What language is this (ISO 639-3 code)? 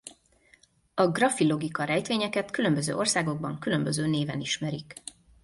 hun